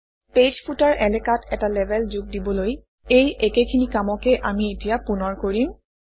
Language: Assamese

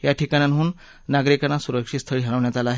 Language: Marathi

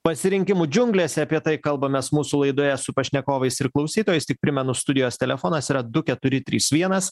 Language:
Lithuanian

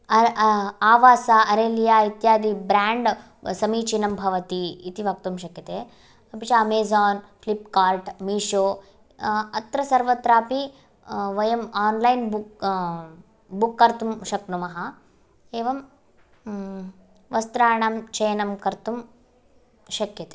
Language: Sanskrit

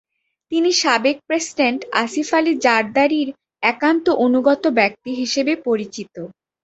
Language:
Bangla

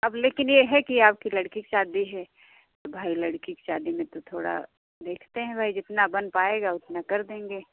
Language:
Hindi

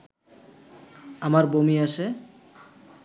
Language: Bangla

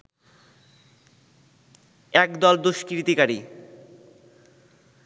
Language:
Bangla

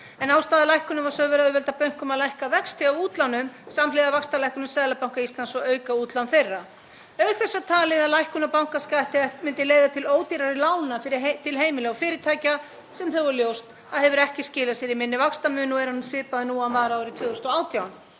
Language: Icelandic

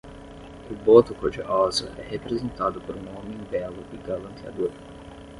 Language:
Portuguese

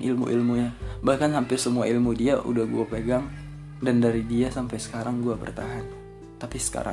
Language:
Indonesian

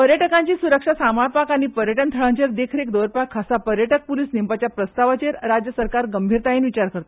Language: Konkani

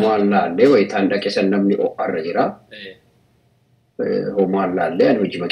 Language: Arabic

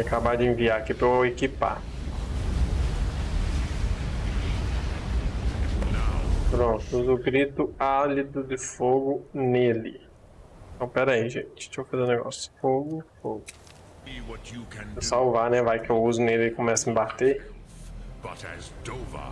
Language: Portuguese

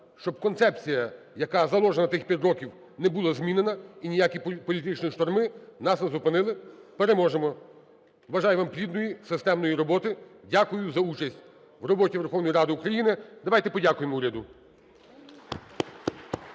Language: Ukrainian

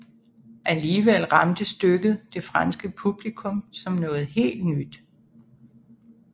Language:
Danish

